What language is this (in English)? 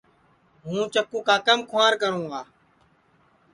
Sansi